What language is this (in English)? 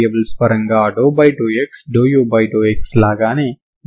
Telugu